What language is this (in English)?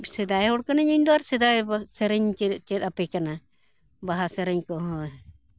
Santali